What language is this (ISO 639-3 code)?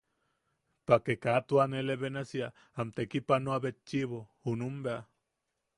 yaq